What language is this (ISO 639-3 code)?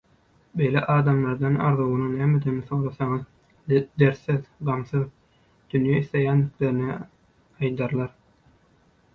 tuk